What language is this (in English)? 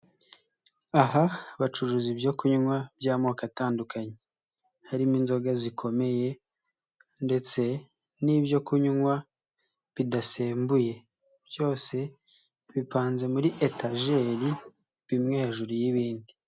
Kinyarwanda